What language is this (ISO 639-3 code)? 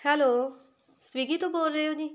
pan